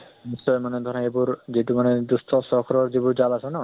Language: Assamese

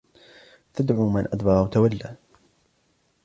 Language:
Arabic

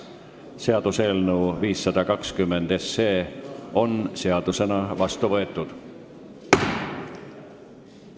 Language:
Estonian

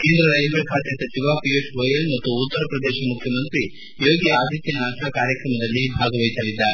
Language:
Kannada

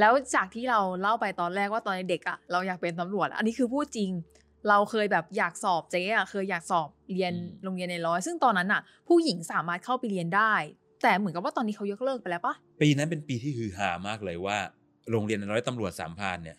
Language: Thai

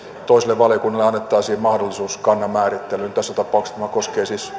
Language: Finnish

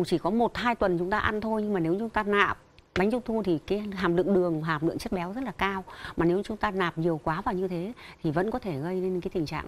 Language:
Vietnamese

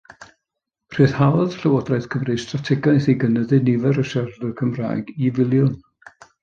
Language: Welsh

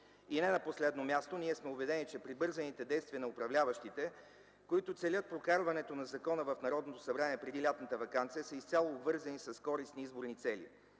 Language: Bulgarian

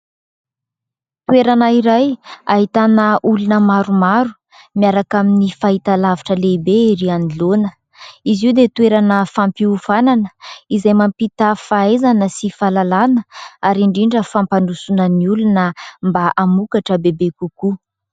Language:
Malagasy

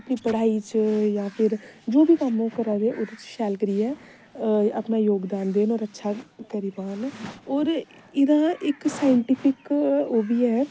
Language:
Dogri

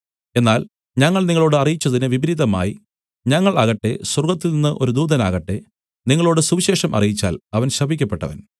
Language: Malayalam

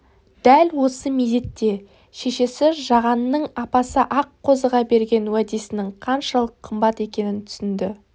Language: Kazakh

